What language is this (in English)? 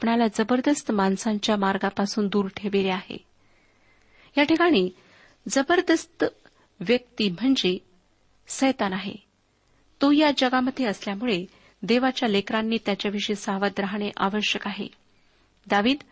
Marathi